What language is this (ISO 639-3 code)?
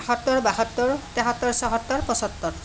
asm